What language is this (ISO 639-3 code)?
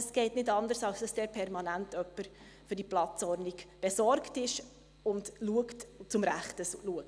gsw